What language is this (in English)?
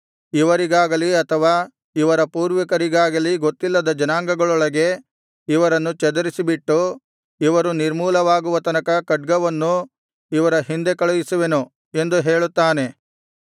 Kannada